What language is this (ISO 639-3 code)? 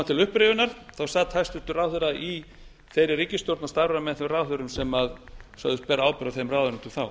isl